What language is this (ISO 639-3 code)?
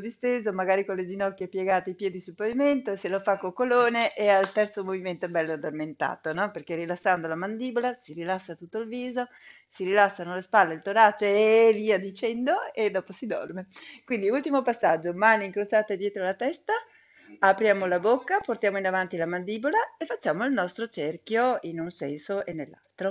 ita